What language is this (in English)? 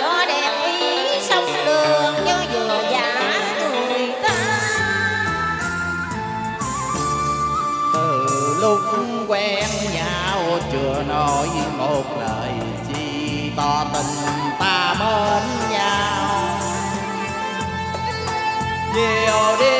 Vietnamese